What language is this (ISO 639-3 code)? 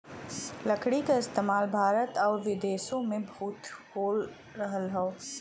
bho